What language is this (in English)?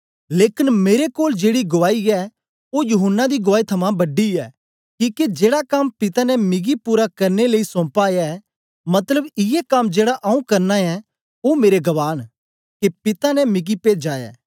Dogri